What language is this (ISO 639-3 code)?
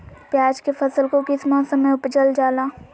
mag